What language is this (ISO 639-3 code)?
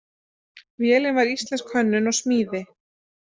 isl